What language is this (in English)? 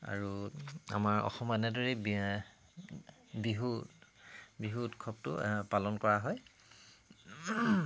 Assamese